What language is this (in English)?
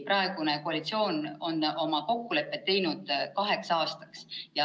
Estonian